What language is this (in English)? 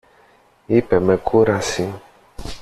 Greek